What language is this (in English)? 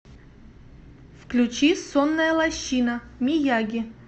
Russian